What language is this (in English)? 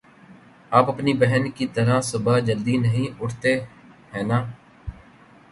Urdu